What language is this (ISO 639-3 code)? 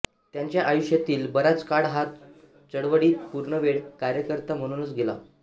mar